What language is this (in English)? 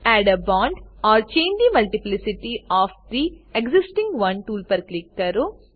Gujarati